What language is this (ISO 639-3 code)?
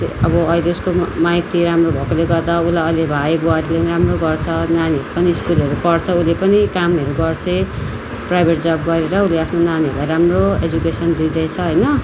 nep